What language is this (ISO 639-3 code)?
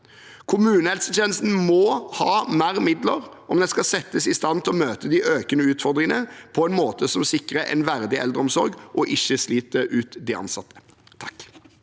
nor